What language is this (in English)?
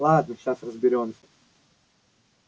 Russian